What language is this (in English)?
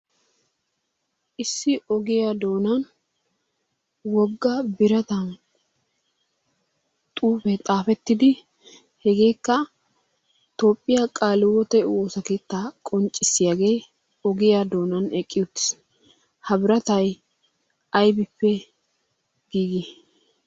Wolaytta